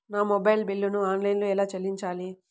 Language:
Telugu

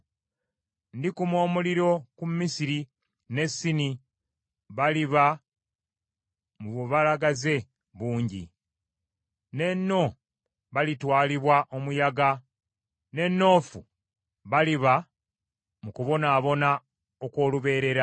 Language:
Ganda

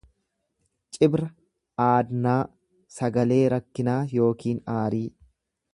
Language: Oromo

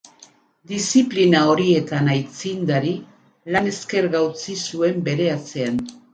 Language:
Basque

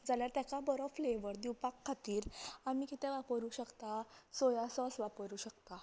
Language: Konkani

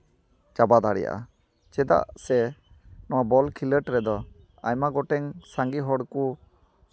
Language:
Santali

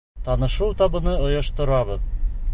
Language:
Bashkir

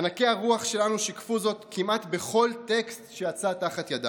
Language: Hebrew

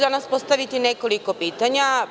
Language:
Serbian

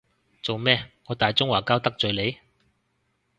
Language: Cantonese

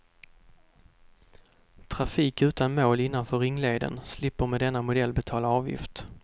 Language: Swedish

